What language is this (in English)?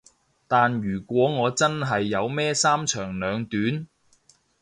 Cantonese